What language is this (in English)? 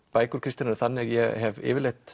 Icelandic